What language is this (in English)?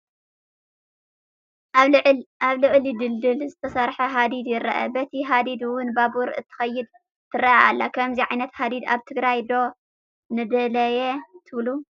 Tigrinya